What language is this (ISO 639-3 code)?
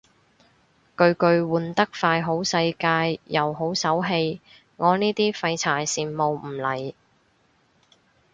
yue